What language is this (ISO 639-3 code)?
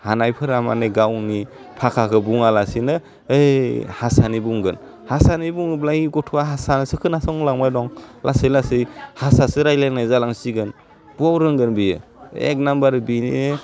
brx